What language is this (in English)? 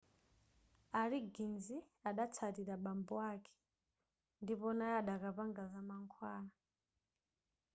Nyanja